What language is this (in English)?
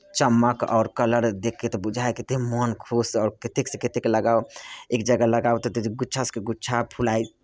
Maithili